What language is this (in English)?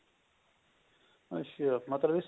Punjabi